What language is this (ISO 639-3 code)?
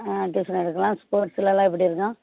tam